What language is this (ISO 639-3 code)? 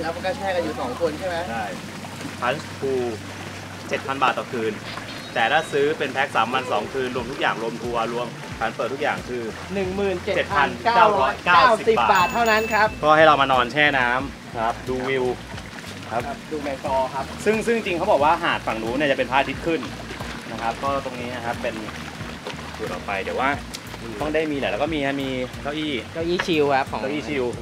tha